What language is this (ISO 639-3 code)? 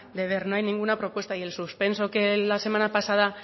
spa